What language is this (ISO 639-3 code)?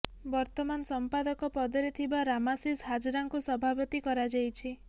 ori